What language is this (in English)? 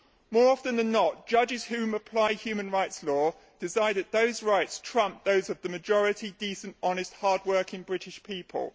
English